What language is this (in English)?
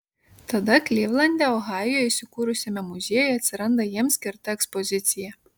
Lithuanian